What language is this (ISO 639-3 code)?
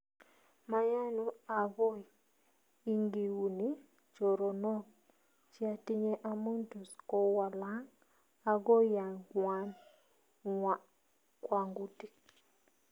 kln